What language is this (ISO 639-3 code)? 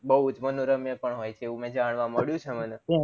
guj